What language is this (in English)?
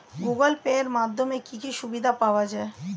Bangla